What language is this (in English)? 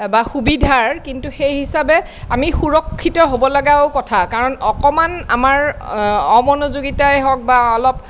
Assamese